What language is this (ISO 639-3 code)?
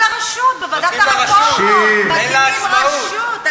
heb